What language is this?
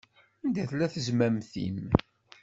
Kabyle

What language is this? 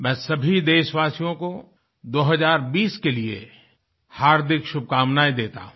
Hindi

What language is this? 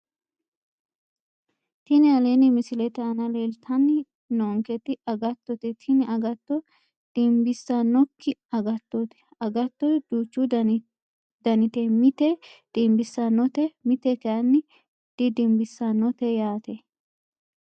Sidamo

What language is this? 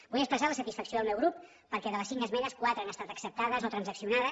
Catalan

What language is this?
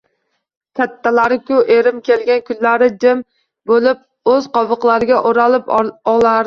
Uzbek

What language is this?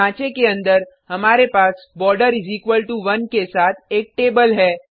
Hindi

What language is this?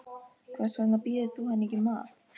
Icelandic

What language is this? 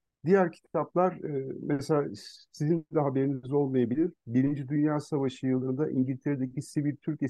Turkish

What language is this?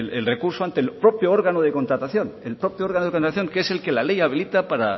Spanish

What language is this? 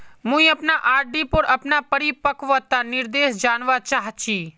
Magahi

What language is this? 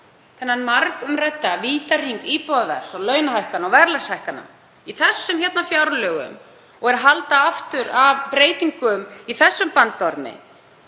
Icelandic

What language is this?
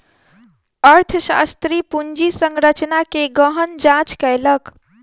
Maithili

